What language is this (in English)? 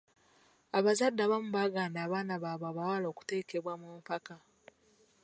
Ganda